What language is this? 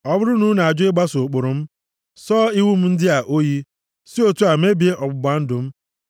Igbo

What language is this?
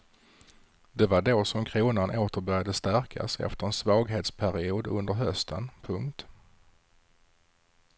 Swedish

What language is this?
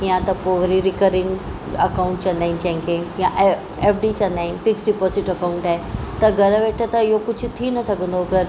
Sindhi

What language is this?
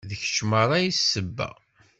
Kabyle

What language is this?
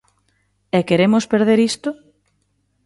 Galician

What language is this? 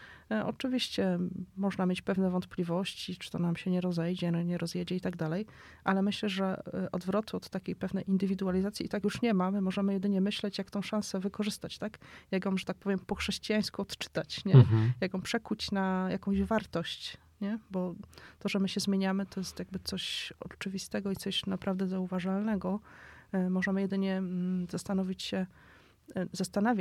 Polish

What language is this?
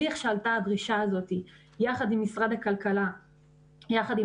Hebrew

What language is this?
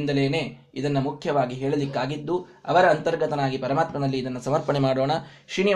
Kannada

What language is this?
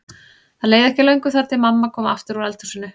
Icelandic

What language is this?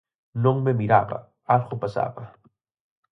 Galician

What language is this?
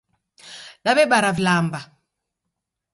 Taita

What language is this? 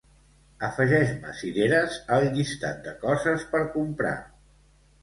Catalan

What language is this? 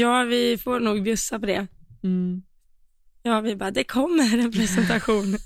Swedish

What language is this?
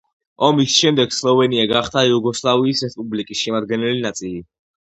Georgian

